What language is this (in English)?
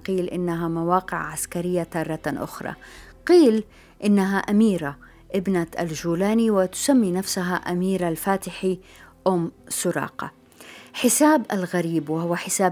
Arabic